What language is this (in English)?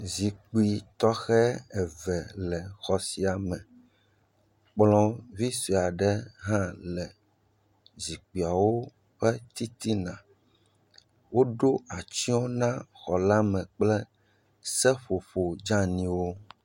Ewe